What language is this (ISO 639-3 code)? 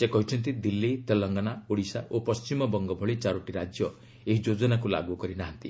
ori